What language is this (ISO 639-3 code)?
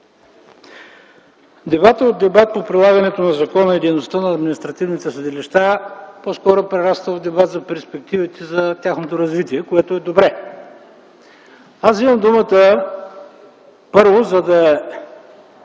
bul